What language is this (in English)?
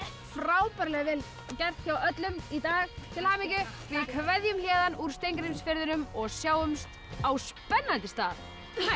Icelandic